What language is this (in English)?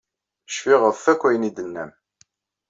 Kabyle